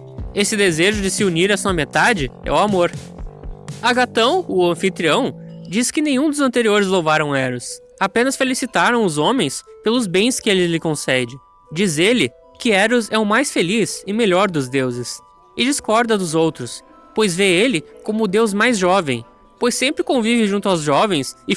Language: Portuguese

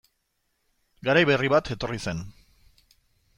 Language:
Basque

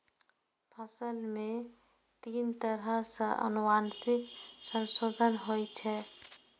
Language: Maithili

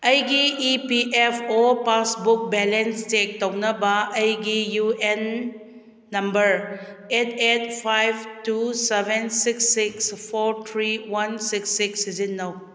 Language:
Manipuri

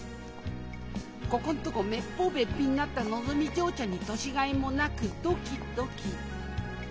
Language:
Japanese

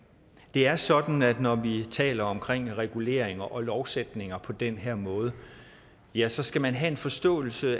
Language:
Danish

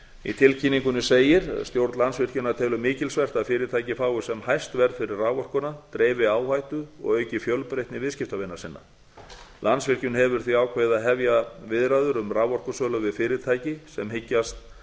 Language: Icelandic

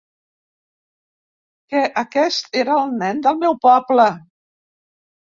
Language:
Catalan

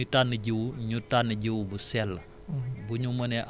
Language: Wolof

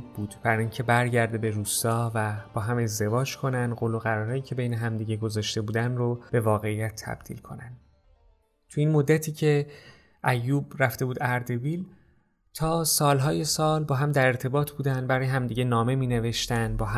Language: Persian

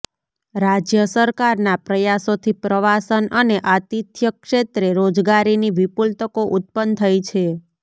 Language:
Gujarati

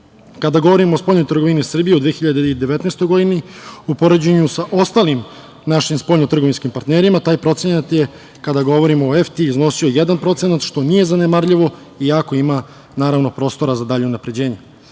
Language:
Serbian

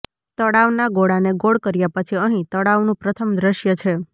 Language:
Gujarati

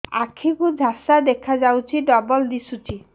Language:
Odia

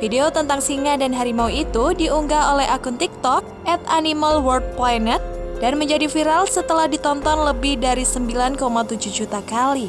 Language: Indonesian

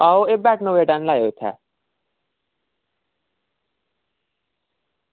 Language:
Dogri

